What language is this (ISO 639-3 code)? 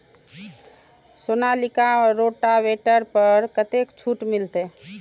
mai